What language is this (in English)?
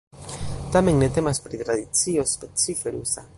Esperanto